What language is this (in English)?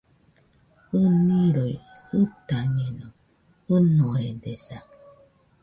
Nüpode Huitoto